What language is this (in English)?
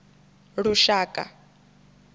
Venda